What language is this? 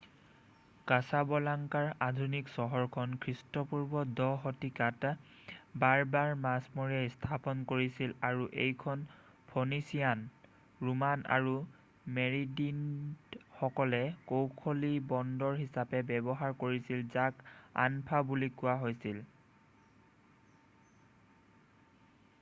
Assamese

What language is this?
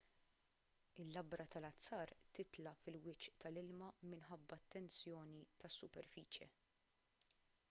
Maltese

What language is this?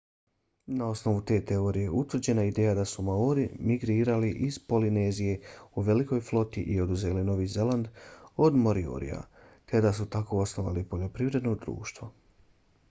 Bosnian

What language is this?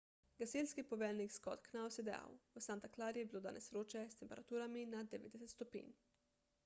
Slovenian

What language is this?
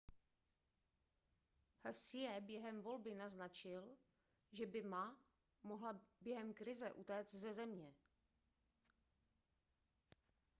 Czech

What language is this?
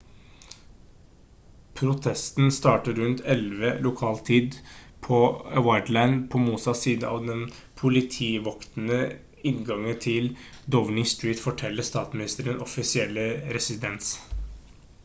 Norwegian Bokmål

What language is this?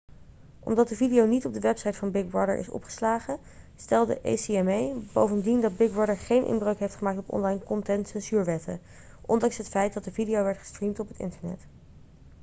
Dutch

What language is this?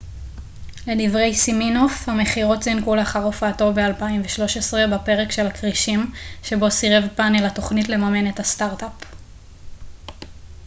Hebrew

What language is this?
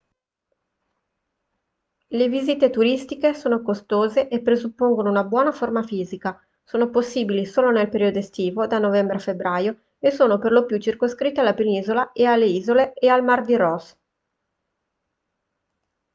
Italian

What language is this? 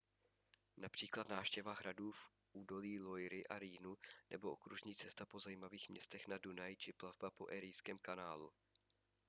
Czech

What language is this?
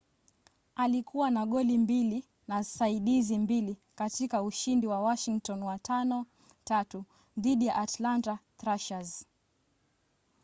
Swahili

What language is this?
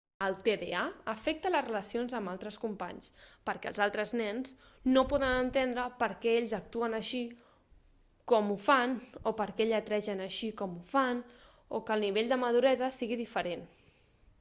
Catalan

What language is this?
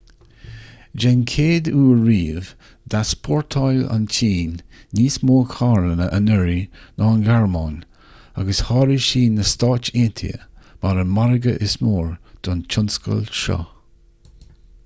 Irish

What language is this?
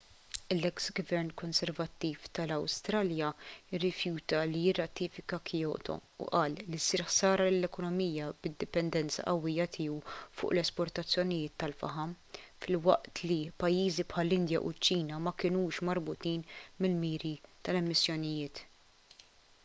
Maltese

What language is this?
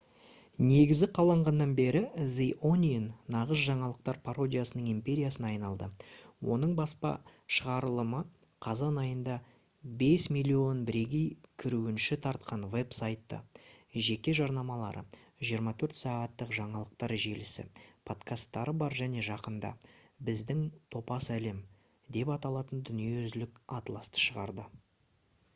Kazakh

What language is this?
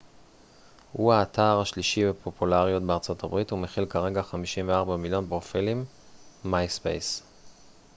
Hebrew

